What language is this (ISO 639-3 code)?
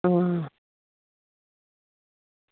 doi